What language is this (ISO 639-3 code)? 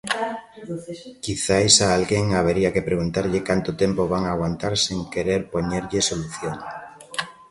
glg